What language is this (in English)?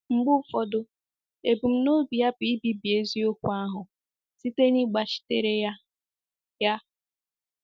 Igbo